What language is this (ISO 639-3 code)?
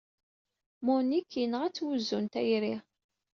kab